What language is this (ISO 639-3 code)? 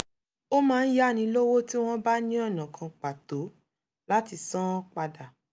yor